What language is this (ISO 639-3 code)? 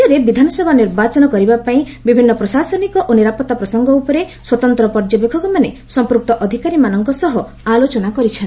ori